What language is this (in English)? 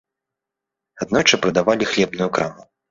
Belarusian